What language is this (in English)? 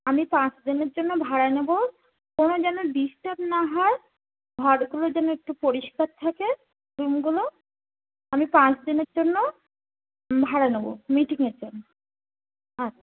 Bangla